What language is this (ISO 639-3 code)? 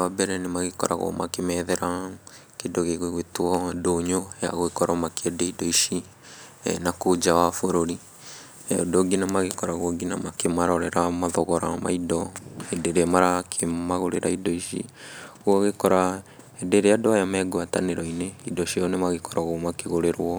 kik